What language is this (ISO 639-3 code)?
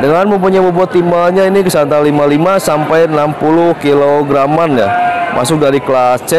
ind